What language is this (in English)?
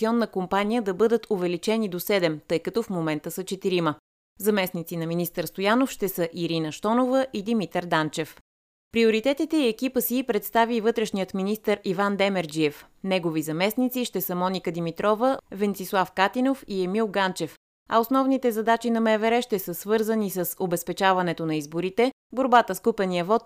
Bulgarian